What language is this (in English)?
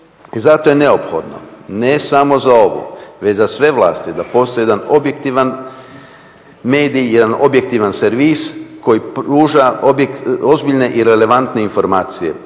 Croatian